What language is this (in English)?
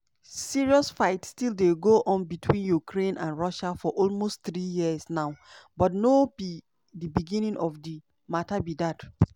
Nigerian Pidgin